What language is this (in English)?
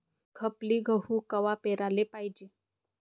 Marathi